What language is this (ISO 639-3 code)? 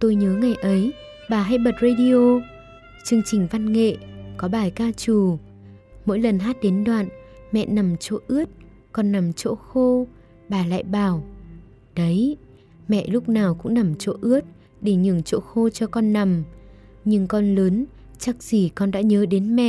vie